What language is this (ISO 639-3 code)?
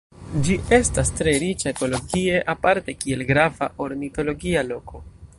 epo